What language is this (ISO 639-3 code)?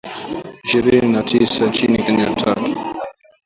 swa